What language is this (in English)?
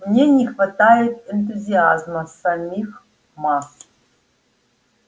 Russian